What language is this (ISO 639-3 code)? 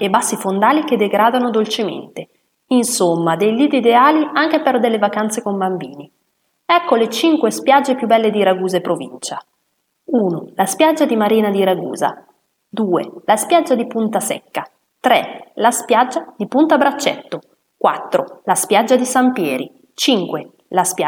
ita